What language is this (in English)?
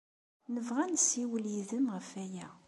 Kabyle